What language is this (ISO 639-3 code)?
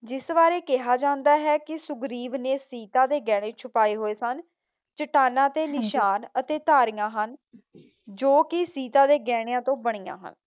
pan